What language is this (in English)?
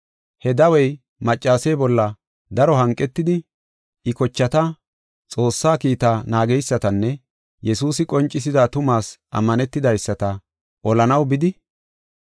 Gofa